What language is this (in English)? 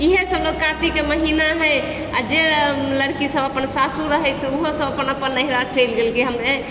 Maithili